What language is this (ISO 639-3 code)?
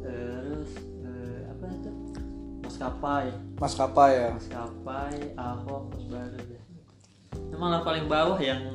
ind